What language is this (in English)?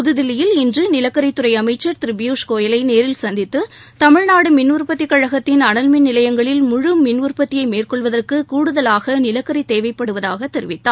Tamil